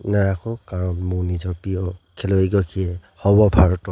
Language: Assamese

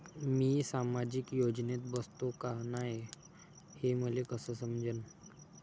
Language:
Marathi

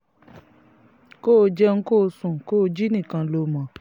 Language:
Yoruba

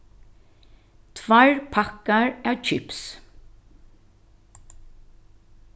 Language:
Faroese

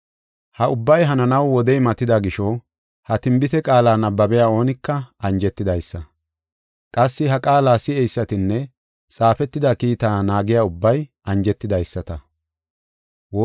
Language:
Gofa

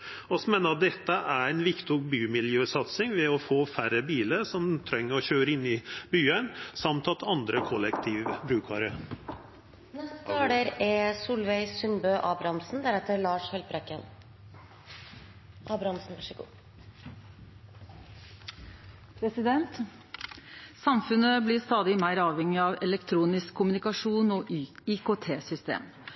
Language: Norwegian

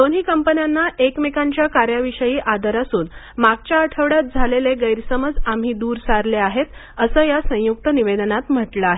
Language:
Marathi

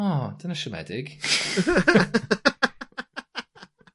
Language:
Welsh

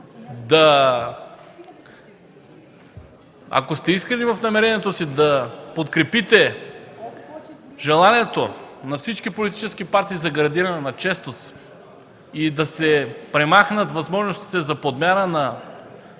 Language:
Bulgarian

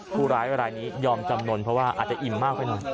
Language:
Thai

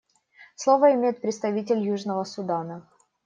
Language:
Russian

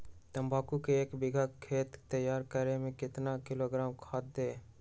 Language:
Magahi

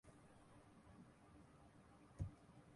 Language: Urdu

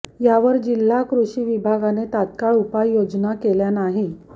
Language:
Marathi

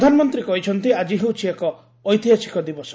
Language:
Odia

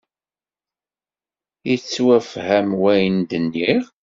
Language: Kabyle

